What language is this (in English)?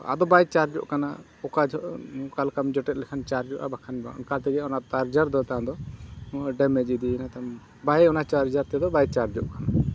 Santali